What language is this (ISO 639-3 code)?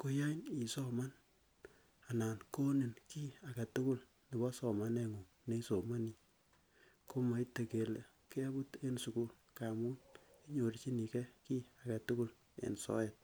kln